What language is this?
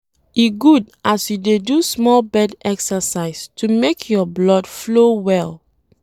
Nigerian Pidgin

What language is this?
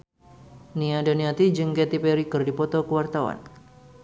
Sundanese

